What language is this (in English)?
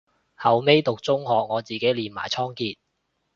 Cantonese